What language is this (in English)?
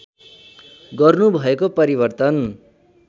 Nepali